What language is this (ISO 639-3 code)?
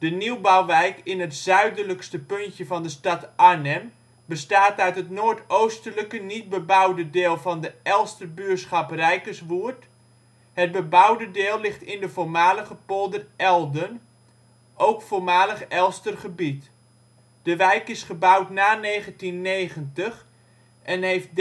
nld